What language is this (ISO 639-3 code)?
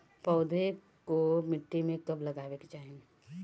bho